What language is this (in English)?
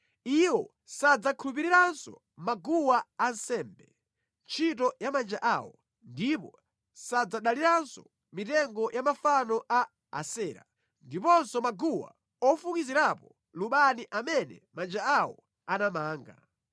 Nyanja